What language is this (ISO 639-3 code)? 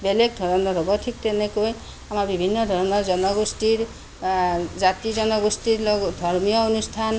asm